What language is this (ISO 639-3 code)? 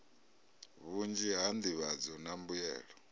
ven